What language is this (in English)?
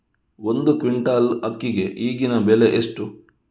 Kannada